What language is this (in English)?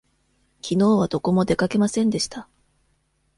Japanese